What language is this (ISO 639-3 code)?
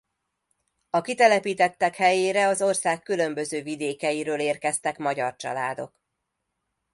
hun